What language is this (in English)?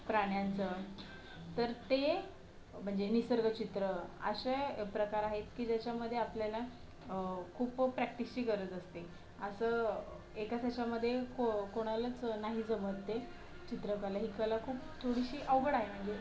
Marathi